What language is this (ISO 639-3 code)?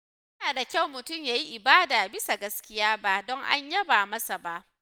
hau